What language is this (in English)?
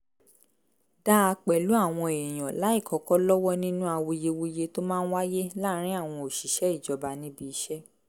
Yoruba